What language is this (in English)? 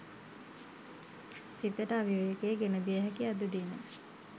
Sinhala